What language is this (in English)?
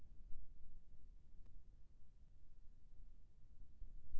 Chhattisgarhi